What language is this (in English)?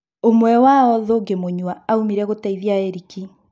Kikuyu